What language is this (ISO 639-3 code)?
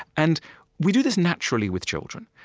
eng